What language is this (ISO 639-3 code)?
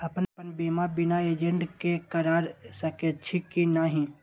mai